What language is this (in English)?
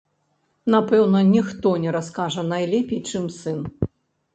Belarusian